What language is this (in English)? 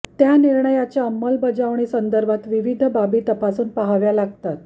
Marathi